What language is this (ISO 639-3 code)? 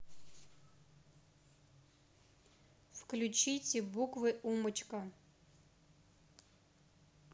rus